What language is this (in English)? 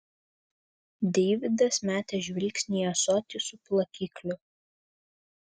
Lithuanian